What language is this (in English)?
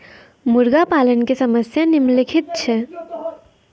Maithili